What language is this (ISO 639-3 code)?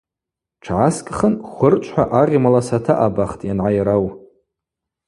abq